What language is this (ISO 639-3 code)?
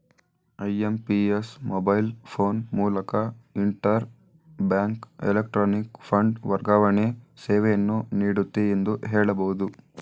kan